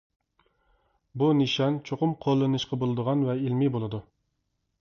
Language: Uyghur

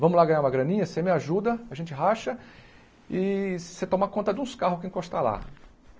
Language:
Portuguese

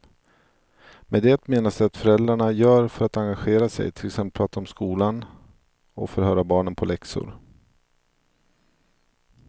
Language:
Swedish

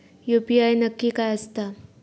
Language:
Marathi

